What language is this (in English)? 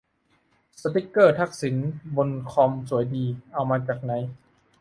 Thai